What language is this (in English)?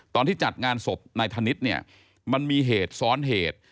Thai